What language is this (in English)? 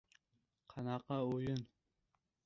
Uzbek